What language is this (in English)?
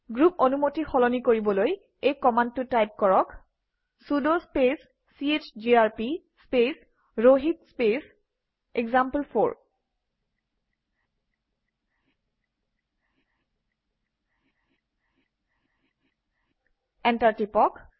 Assamese